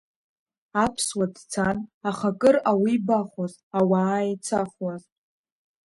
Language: Abkhazian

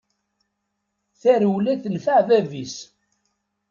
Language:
Kabyle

